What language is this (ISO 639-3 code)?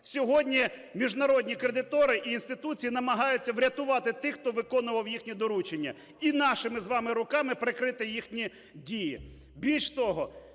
ukr